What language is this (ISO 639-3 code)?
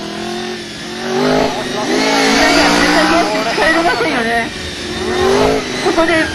jpn